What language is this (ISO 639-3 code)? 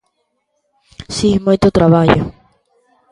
glg